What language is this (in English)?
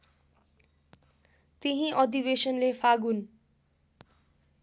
Nepali